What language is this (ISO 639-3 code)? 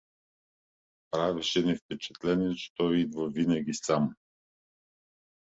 bul